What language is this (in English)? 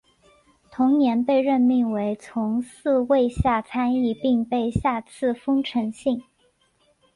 Chinese